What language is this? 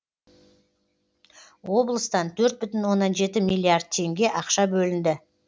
Kazakh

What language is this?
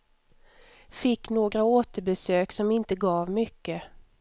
Swedish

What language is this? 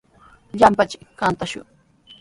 Sihuas Ancash Quechua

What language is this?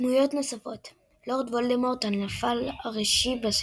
Hebrew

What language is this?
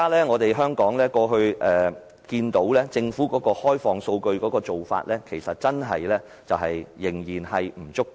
Cantonese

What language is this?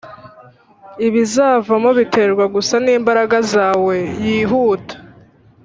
Kinyarwanda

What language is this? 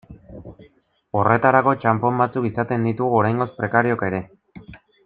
Basque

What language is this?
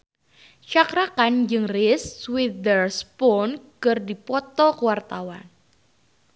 Sundanese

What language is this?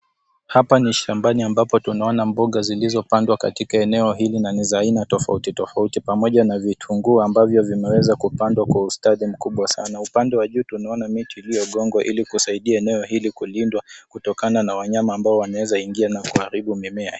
Swahili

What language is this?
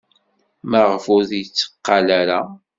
Kabyle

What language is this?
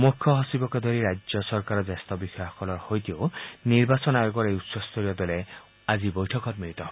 Assamese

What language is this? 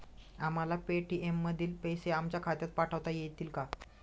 Marathi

